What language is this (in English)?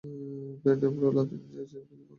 Bangla